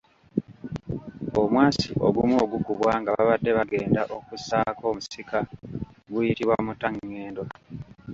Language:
Ganda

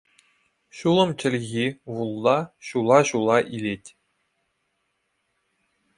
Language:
Chuvash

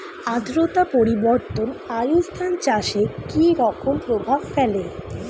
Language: Bangla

